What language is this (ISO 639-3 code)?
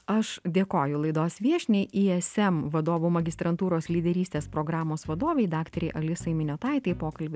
lit